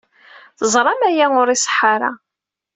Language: Kabyle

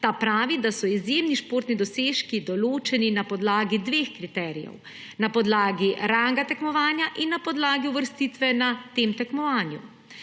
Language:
Slovenian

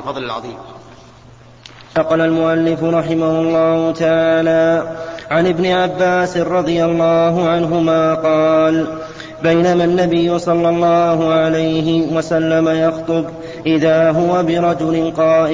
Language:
Arabic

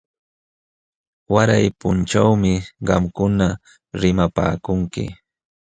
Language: Jauja Wanca Quechua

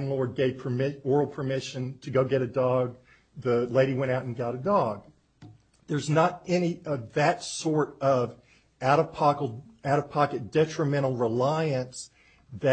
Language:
English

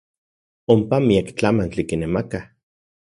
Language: Central Puebla Nahuatl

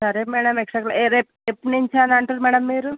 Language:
Telugu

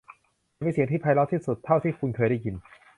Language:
Thai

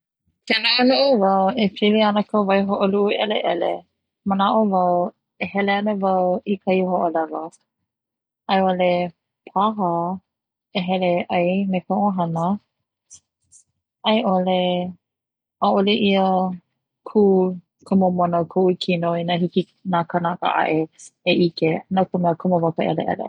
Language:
Hawaiian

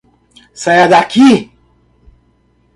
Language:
Portuguese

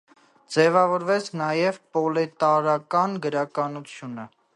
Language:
Armenian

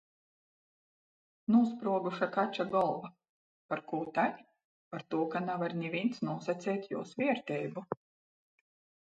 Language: Latgalian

